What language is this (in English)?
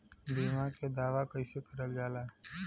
Bhojpuri